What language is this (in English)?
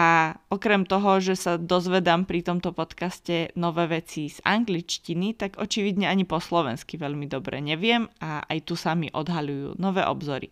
Slovak